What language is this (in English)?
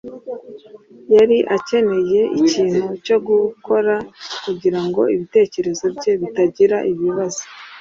Kinyarwanda